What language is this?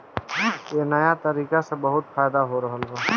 Bhojpuri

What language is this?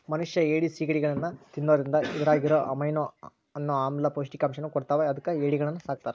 Kannada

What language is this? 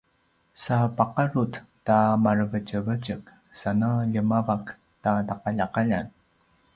Paiwan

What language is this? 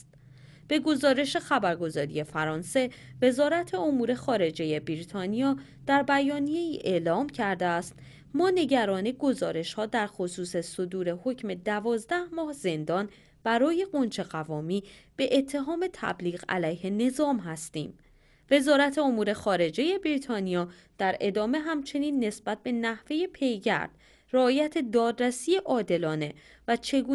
Persian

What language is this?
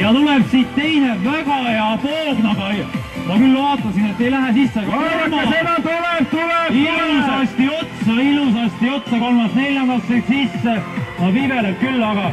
Latvian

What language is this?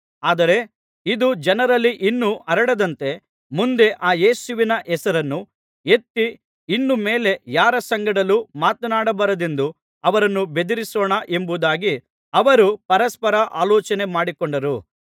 Kannada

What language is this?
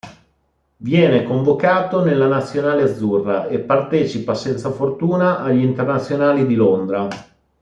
Italian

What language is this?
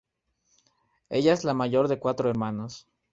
Spanish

